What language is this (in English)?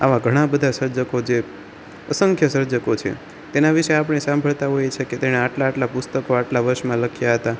Gujarati